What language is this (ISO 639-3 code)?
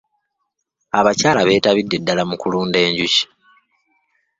lug